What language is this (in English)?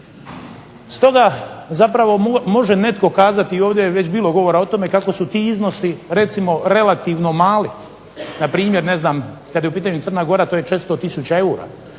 Croatian